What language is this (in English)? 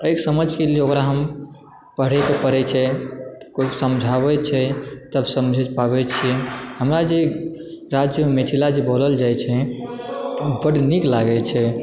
Maithili